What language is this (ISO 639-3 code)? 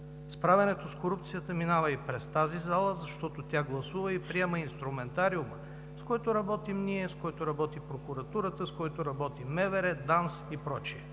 bul